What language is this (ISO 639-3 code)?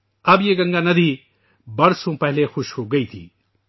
urd